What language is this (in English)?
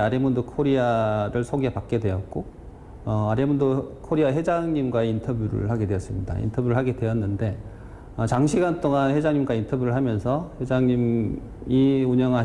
Korean